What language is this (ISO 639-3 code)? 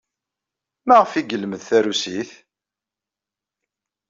kab